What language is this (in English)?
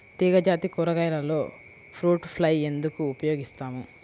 Telugu